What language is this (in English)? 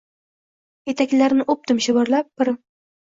Uzbek